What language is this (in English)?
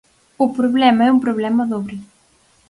Galician